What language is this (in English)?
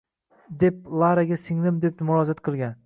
Uzbek